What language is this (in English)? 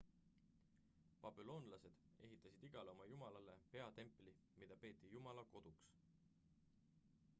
Estonian